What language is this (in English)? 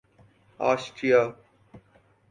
Urdu